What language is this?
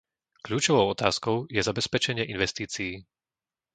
Slovak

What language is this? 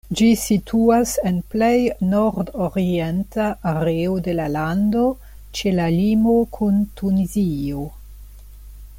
Esperanto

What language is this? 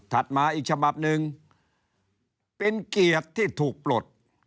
Thai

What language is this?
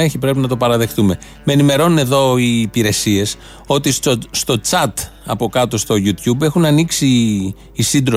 Greek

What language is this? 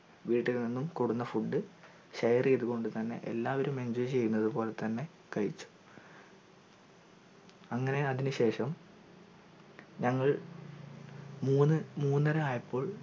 Malayalam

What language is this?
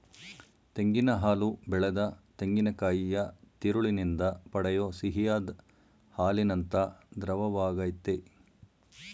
Kannada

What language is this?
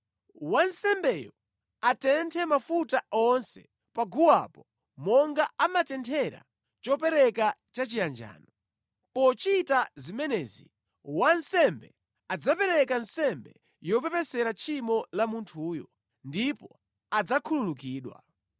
Nyanja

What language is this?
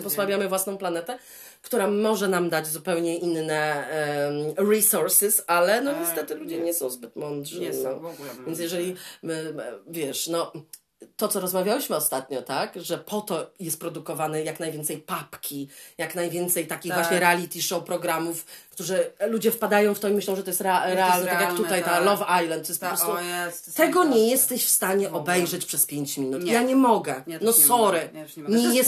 Polish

